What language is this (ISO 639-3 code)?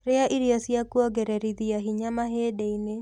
kik